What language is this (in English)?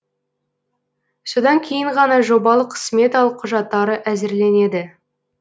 Kazakh